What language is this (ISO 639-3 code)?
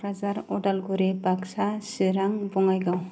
brx